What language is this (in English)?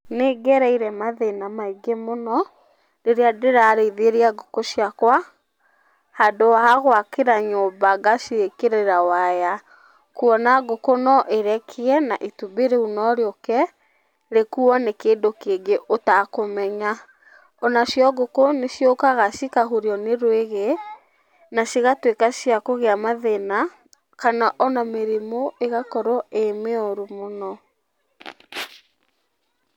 Kikuyu